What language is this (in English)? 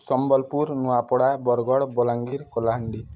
Odia